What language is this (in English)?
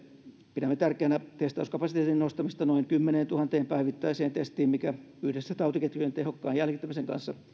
Finnish